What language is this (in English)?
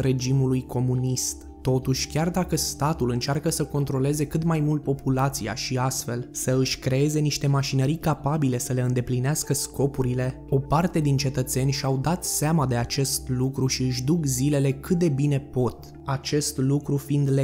Romanian